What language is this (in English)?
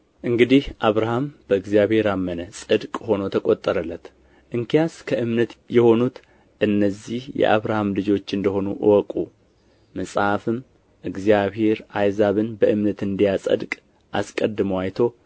Amharic